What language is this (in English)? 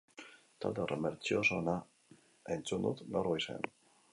Basque